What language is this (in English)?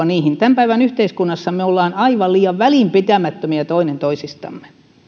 Finnish